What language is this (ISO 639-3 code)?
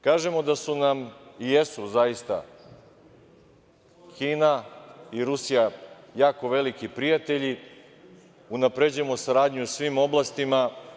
srp